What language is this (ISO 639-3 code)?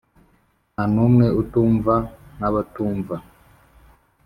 kin